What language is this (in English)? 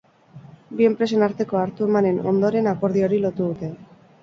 Basque